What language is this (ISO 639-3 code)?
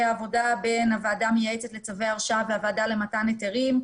heb